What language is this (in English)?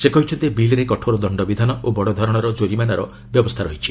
Odia